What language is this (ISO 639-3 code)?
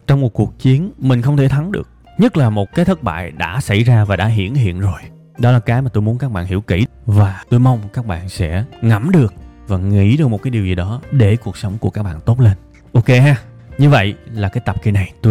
vie